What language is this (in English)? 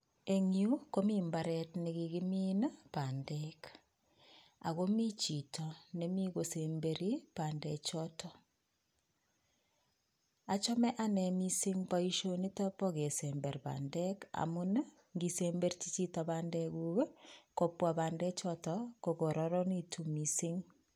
Kalenjin